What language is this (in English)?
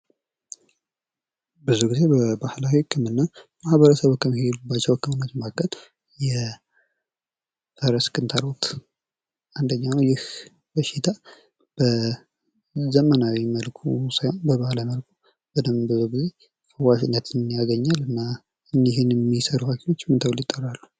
Amharic